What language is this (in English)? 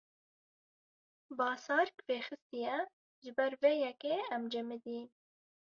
Kurdish